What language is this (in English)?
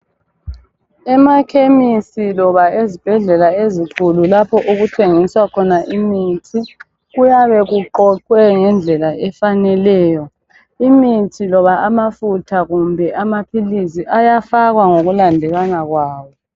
North Ndebele